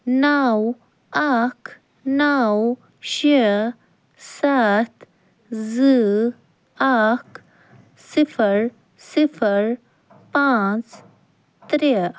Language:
Kashmiri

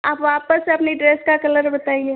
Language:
Hindi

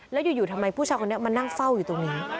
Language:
Thai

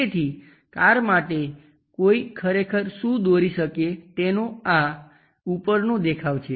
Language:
Gujarati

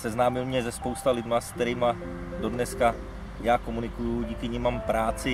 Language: Czech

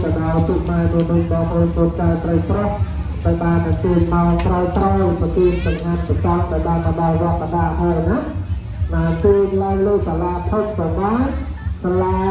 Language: Thai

